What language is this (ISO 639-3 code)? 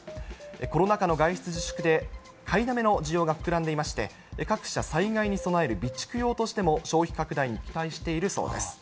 jpn